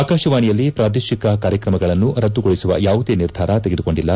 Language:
Kannada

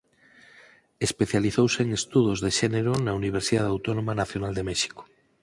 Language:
Galician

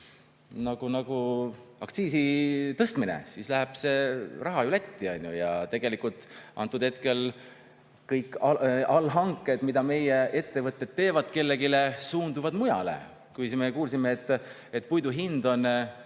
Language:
Estonian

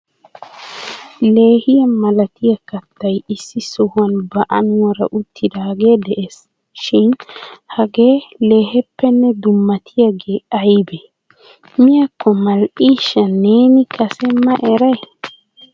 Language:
Wolaytta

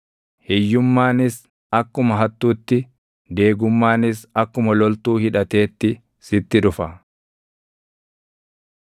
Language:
Oromo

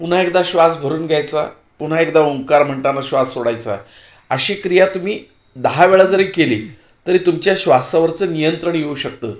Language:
Marathi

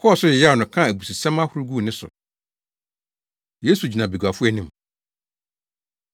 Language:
Akan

